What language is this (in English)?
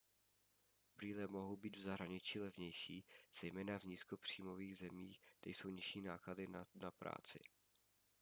Czech